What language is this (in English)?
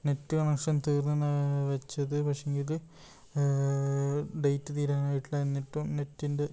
Malayalam